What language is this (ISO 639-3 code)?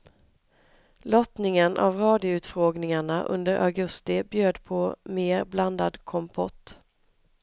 swe